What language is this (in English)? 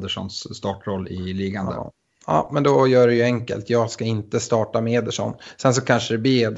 Swedish